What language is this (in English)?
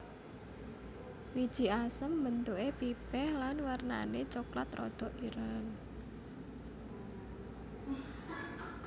Javanese